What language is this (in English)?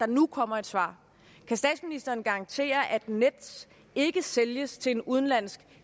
Danish